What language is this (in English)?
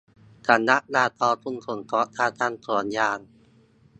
Thai